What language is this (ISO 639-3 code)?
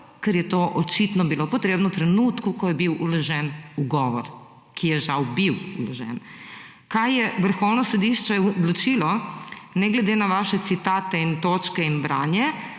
slv